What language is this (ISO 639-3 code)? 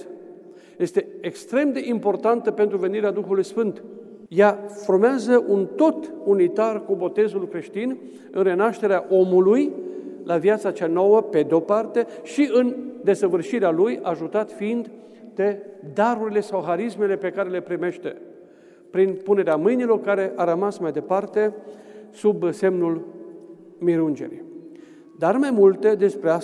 ron